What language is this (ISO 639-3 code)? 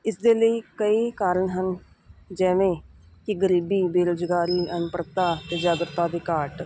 pan